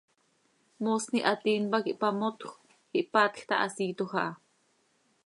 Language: Seri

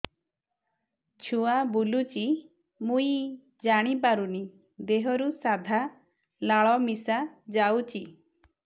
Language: Odia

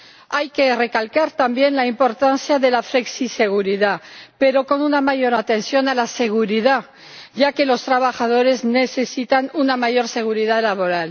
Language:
Spanish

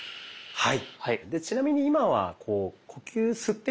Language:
Japanese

